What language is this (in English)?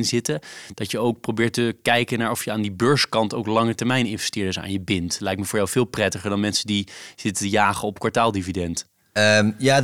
Dutch